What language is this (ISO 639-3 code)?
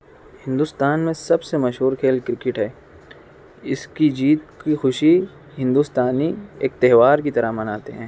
urd